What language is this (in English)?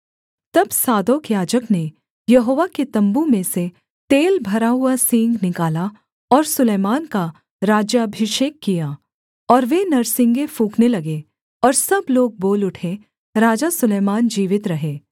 Hindi